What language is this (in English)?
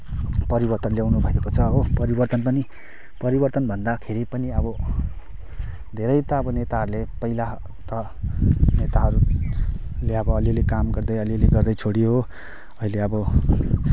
Nepali